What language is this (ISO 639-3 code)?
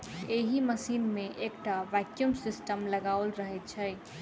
mai